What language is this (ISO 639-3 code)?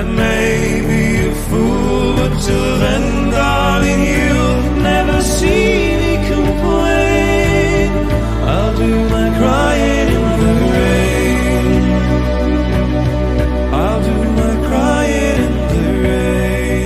eng